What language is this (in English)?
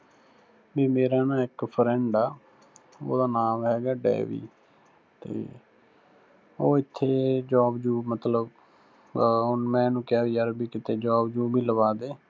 Punjabi